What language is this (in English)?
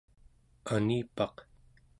Central Yupik